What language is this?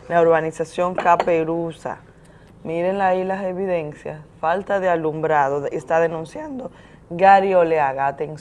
Spanish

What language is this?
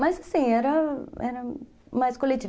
Portuguese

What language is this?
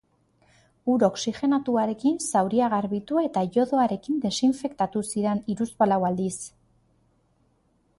Basque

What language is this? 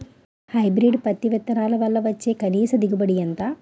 Telugu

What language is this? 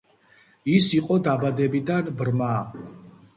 Georgian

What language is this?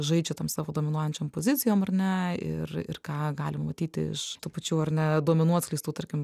Lithuanian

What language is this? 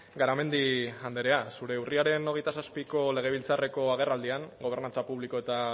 Basque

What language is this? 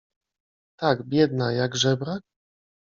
Polish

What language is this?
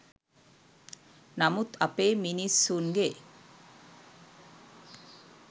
Sinhala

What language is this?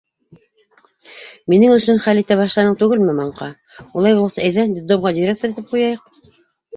Bashkir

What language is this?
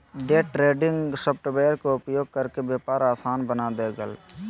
Magahi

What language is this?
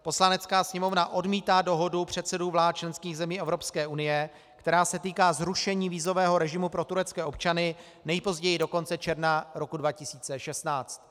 Czech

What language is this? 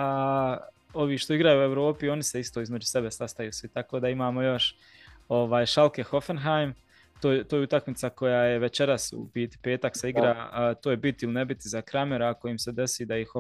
Croatian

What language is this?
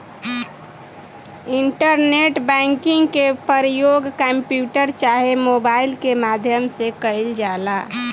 Bhojpuri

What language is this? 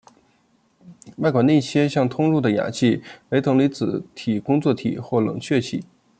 Chinese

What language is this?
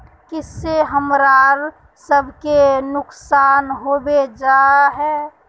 Magahi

